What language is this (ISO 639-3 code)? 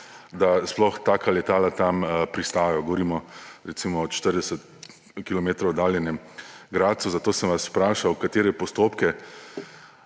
slv